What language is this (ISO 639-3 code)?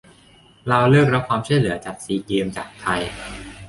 tha